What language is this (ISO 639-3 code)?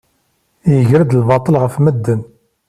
kab